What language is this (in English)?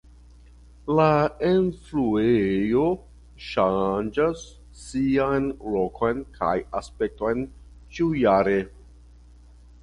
Esperanto